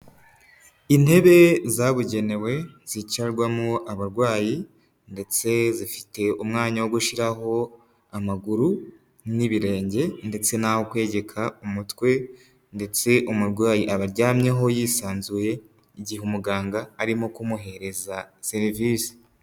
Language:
Kinyarwanda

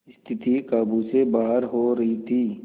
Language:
Hindi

